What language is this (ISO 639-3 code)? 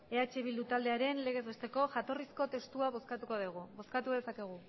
eus